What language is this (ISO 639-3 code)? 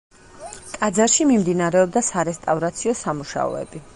kat